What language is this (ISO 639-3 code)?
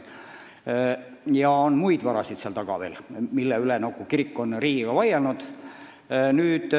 est